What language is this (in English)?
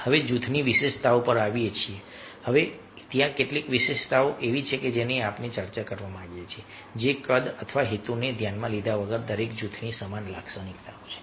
Gujarati